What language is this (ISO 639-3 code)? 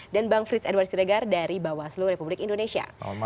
ind